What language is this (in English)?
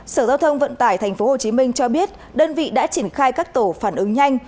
Vietnamese